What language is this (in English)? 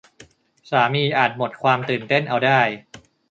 Thai